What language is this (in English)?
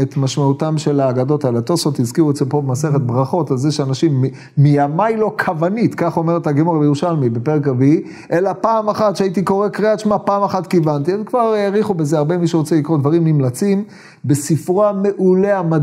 Hebrew